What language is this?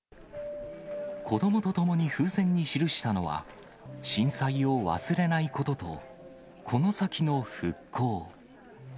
Japanese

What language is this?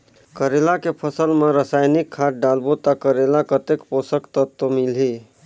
Chhattisgarhi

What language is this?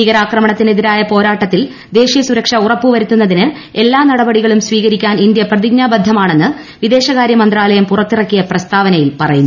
Malayalam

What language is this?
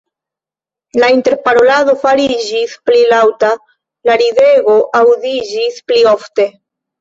Esperanto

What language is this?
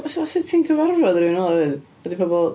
Welsh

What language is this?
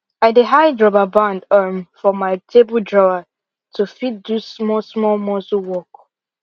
Nigerian Pidgin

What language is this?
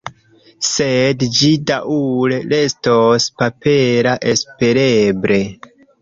Esperanto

